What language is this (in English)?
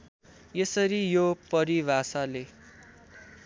Nepali